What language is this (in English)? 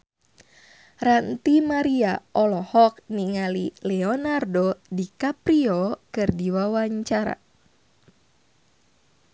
Sundanese